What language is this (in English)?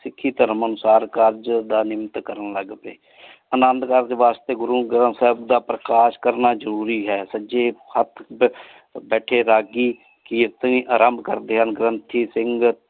Punjabi